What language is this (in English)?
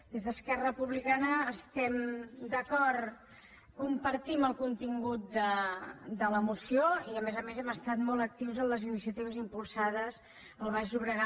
Catalan